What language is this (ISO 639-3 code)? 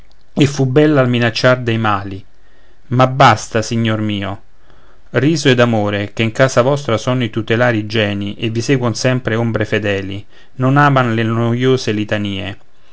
ita